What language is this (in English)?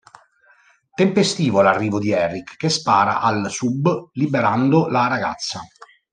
Italian